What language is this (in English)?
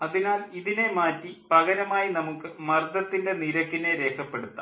Malayalam